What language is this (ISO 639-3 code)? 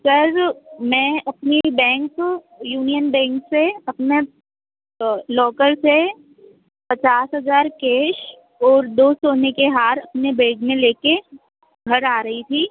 hin